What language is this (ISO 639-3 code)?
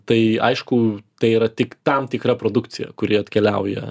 lit